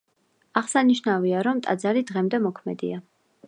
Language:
Georgian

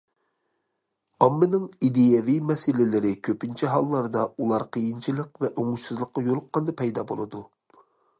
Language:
Uyghur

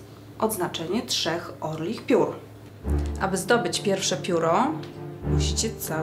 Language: Polish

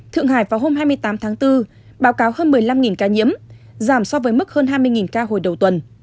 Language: Vietnamese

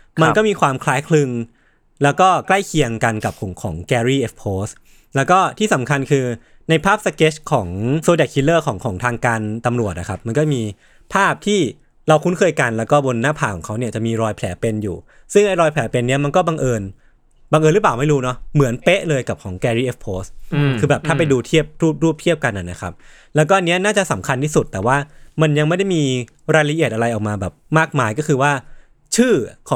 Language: Thai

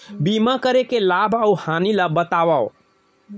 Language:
Chhattisgarhi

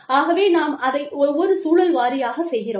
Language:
Tamil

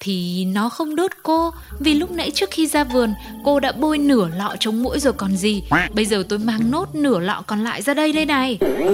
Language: Vietnamese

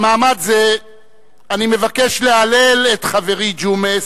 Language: Hebrew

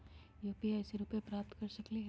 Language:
Magahi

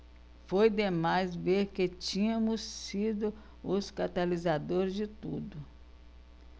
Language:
Portuguese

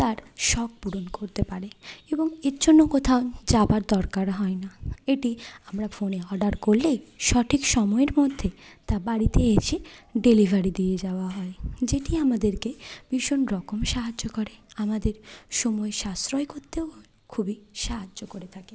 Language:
Bangla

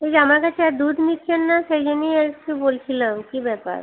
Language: Bangla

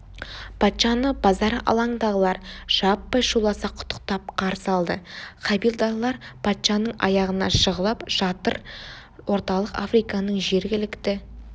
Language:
Kazakh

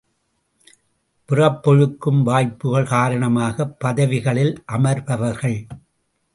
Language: Tamil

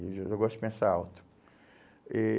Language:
Portuguese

